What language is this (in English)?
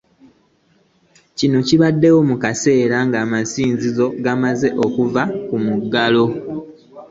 Ganda